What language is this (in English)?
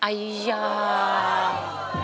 Thai